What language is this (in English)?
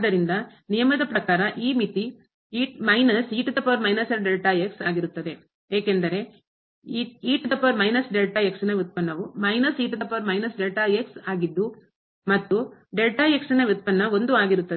Kannada